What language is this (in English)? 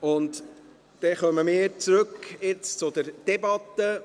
Swiss German